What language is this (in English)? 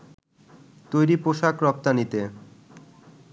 Bangla